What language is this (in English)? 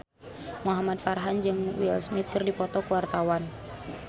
Sundanese